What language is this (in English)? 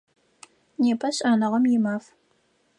Adyghe